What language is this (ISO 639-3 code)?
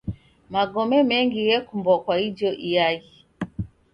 dav